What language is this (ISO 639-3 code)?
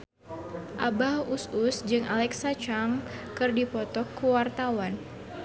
sun